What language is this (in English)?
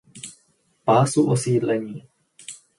Czech